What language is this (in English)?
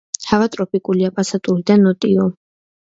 Georgian